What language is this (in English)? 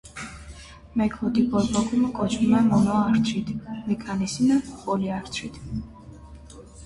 Armenian